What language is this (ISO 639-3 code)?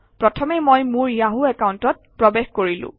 asm